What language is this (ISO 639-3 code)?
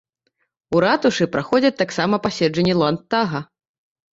bel